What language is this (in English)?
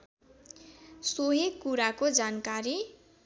Nepali